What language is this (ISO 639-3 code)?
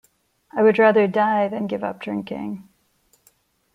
eng